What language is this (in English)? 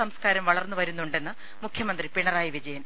Malayalam